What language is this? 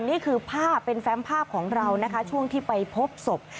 Thai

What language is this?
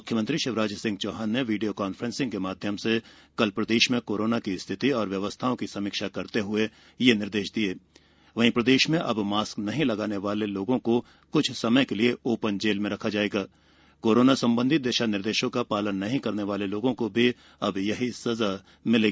Hindi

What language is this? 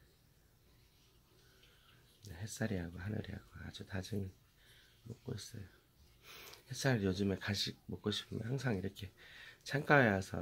Korean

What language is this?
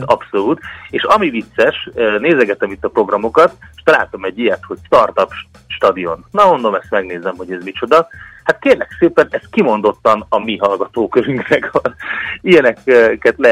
Hungarian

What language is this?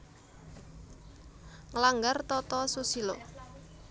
Javanese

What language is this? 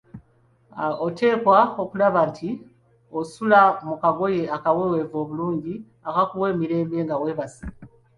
Ganda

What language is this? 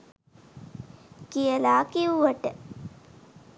Sinhala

